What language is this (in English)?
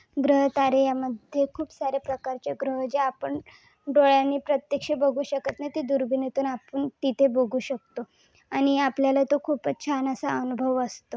Marathi